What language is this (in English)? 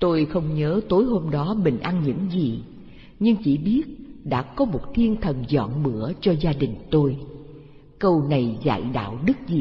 Vietnamese